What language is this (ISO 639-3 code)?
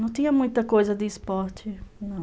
por